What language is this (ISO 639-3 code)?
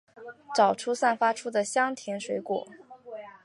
zho